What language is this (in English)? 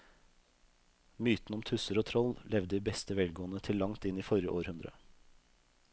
Norwegian